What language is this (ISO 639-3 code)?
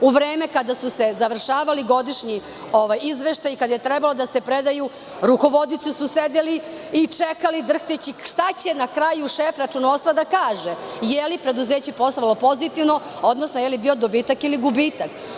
srp